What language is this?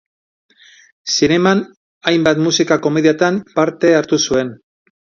Basque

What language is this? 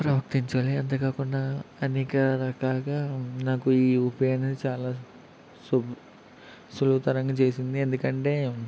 Telugu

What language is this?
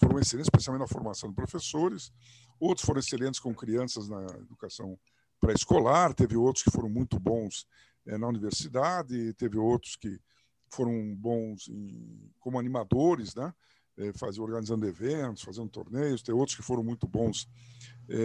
Portuguese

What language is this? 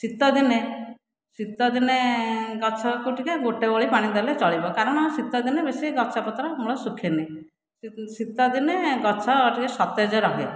Odia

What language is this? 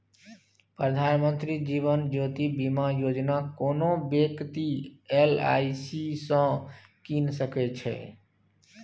Maithili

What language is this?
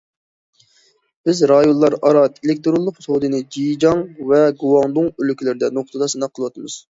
Uyghur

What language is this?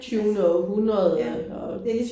Danish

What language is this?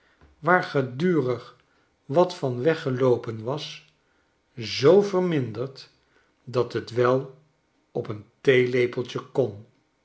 Dutch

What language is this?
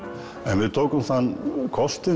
Icelandic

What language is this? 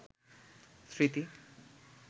Bangla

